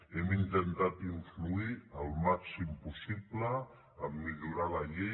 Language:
Catalan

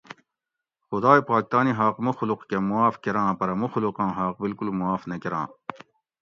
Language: Gawri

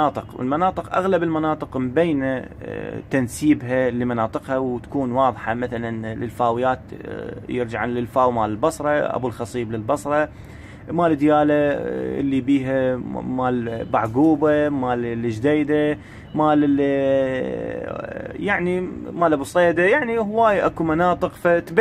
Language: Arabic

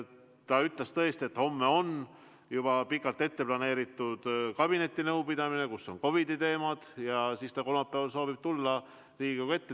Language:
Estonian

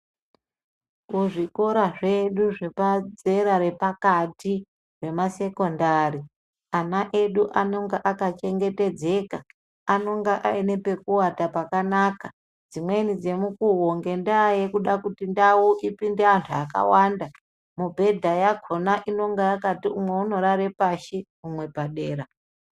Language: Ndau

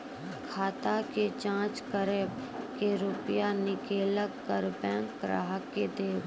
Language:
Maithili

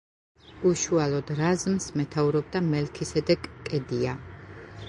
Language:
Georgian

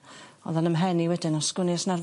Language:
Welsh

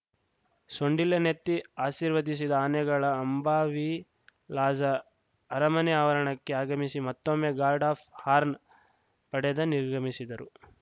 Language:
Kannada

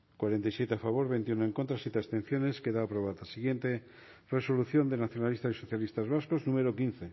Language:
Basque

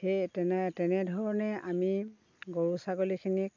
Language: Assamese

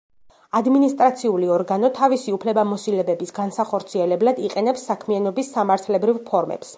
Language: Georgian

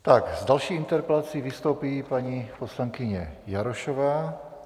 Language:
Czech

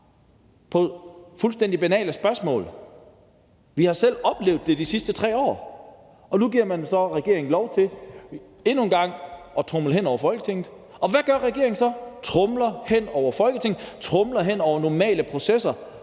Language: Danish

